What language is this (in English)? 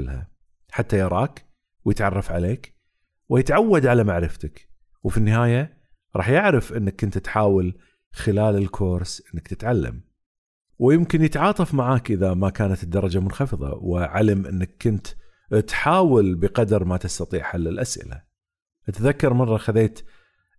Arabic